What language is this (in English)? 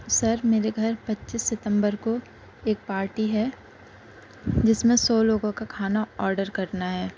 Urdu